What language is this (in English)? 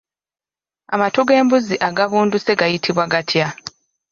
Ganda